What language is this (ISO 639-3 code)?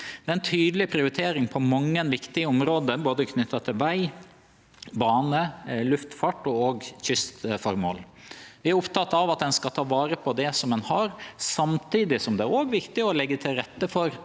nor